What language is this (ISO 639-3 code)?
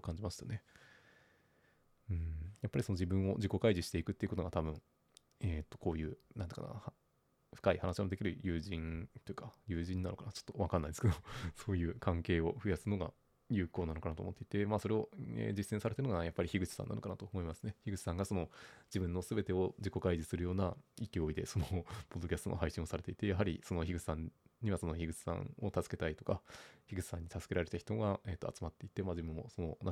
jpn